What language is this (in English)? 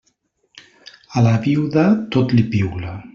Catalan